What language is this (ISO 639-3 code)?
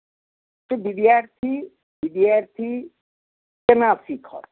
mai